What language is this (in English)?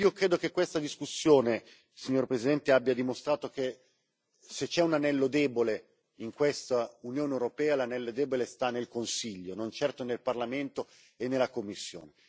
Italian